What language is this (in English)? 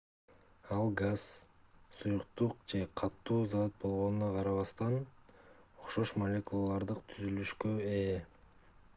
Kyrgyz